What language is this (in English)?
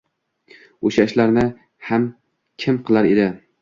Uzbek